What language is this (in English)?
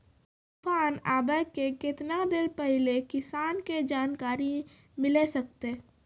Maithili